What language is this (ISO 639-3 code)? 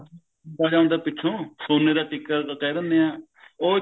pan